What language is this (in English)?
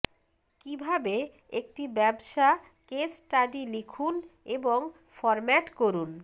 Bangla